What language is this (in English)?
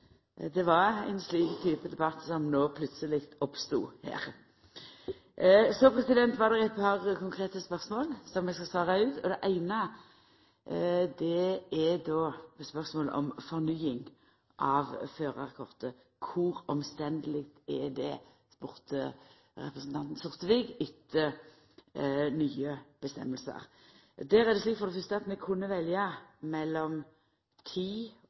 Norwegian Nynorsk